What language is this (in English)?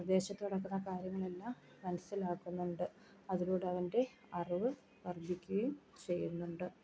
Malayalam